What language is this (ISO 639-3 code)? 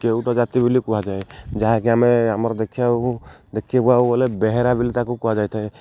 ori